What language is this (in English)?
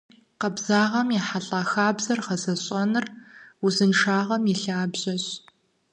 Kabardian